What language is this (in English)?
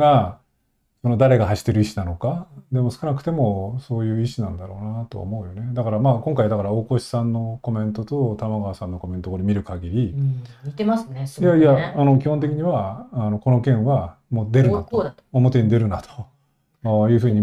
Japanese